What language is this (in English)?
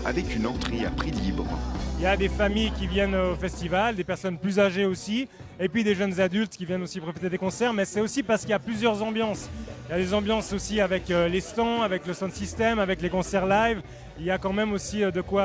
French